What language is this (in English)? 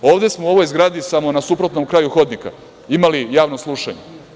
Serbian